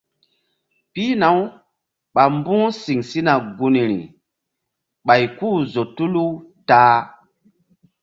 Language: Mbum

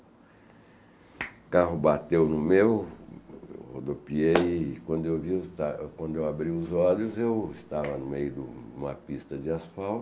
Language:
Portuguese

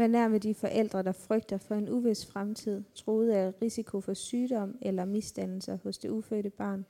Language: Danish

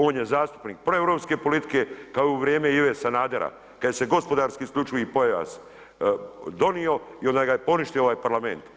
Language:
Croatian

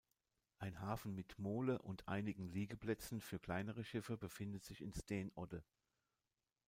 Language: German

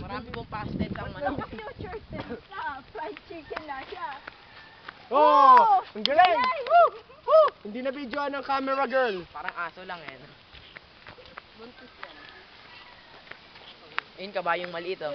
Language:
Filipino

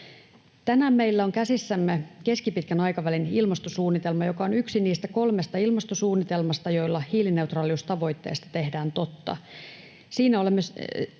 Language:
Finnish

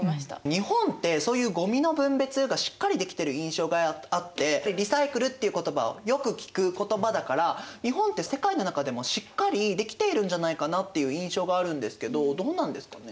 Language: Japanese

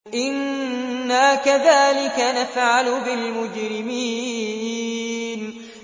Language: Arabic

